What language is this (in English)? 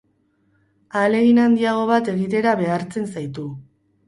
Basque